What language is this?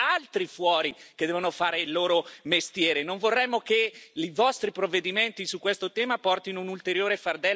Italian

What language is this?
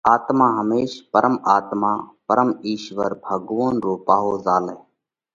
Parkari Koli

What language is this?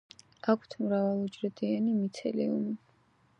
Georgian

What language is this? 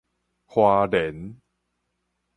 Min Nan Chinese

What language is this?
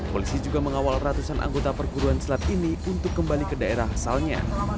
Indonesian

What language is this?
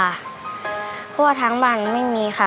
Thai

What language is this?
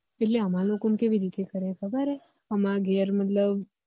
Gujarati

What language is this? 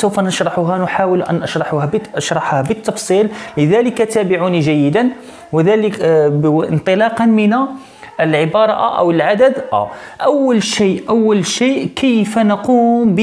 Arabic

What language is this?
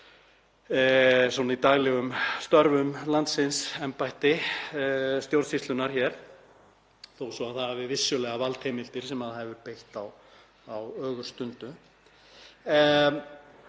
Icelandic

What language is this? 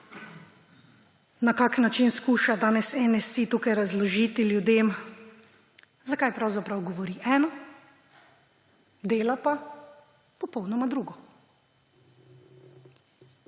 Slovenian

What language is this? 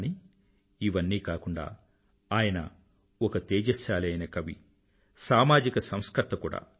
Telugu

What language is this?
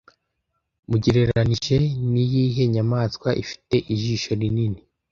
Kinyarwanda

